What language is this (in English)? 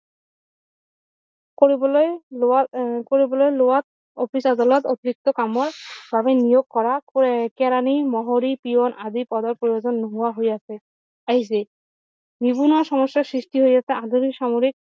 Assamese